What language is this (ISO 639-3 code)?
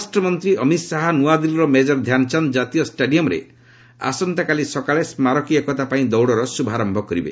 ori